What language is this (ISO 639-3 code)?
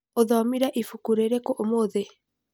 kik